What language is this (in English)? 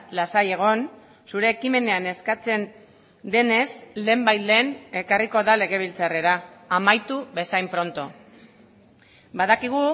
Basque